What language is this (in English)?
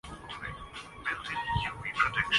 Urdu